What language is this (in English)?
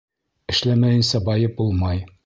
Bashkir